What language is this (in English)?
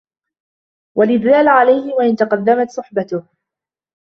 Arabic